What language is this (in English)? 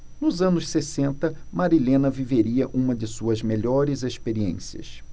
Portuguese